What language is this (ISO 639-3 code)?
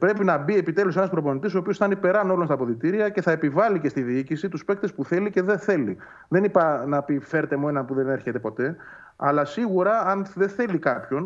ell